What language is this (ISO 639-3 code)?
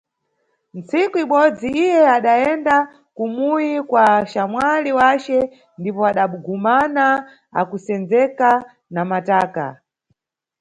nyu